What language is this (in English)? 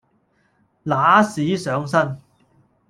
Cantonese